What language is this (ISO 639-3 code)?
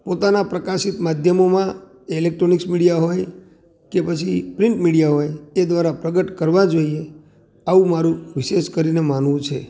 guj